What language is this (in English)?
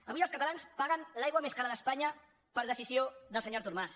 Catalan